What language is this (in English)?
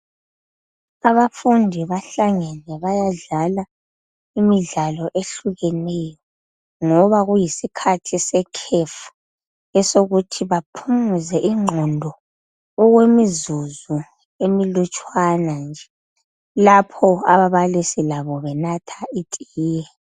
North Ndebele